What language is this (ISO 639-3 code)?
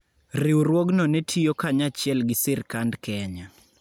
luo